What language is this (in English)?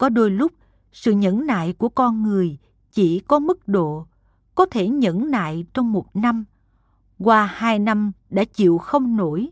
Vietnamese